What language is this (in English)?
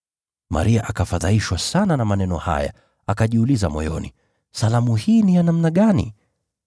Swahili